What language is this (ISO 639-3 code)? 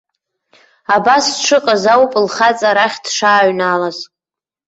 abk